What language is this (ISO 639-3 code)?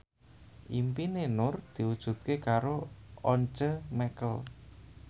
jav